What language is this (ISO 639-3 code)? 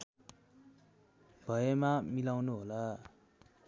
nep